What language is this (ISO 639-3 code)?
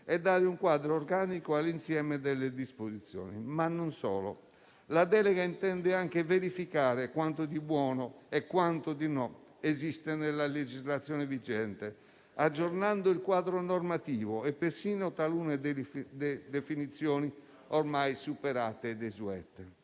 ita